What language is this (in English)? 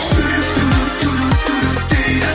Kazakh